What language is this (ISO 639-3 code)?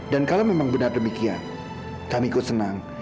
ind